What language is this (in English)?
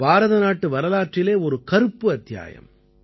Tamil